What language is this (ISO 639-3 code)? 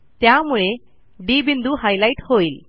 mar